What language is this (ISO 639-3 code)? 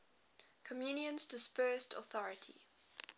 eng